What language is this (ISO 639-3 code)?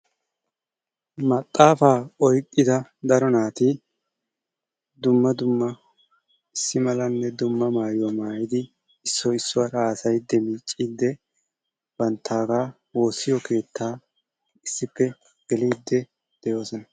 wal